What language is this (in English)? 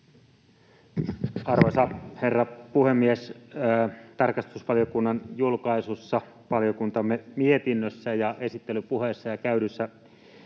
Finnish